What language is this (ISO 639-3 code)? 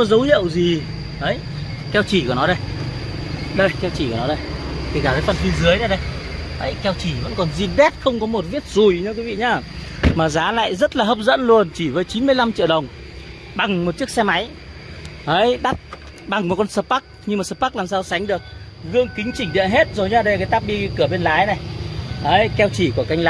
vie